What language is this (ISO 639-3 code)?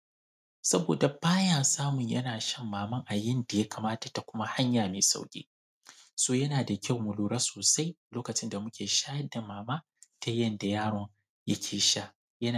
hau